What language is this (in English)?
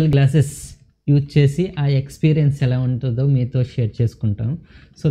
Indonesian